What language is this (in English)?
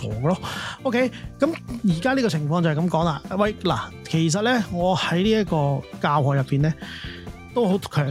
Chinese